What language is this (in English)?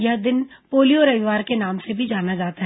Hindi